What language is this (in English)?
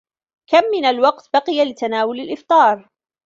Arabic